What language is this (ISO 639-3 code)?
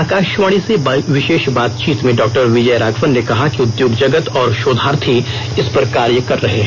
hin